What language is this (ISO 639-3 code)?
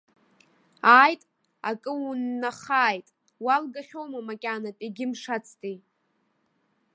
abk